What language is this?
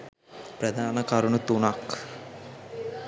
Sinhala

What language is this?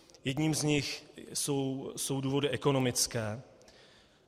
Czech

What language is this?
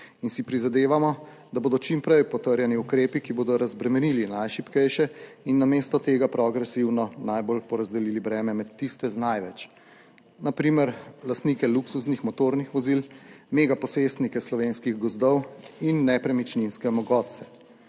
Slovenian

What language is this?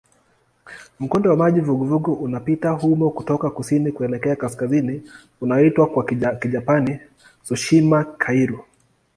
Swahili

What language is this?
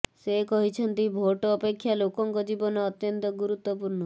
Odia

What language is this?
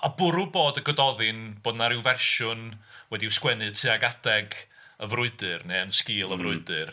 Welsh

